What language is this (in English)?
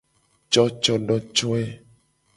Gen